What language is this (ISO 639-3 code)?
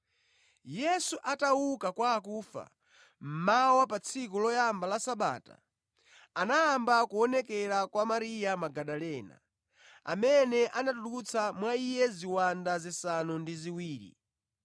nya